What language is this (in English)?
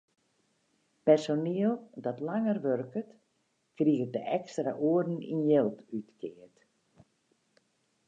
Western Frisian